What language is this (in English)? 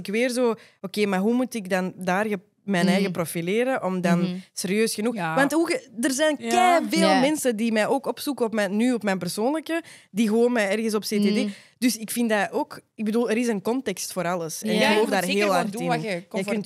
Dutch